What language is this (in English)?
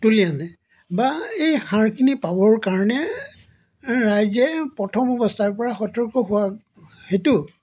Assamese